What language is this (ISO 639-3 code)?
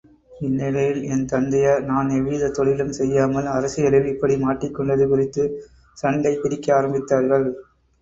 tam